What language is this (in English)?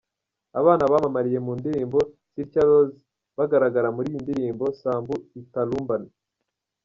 Kinyarwanda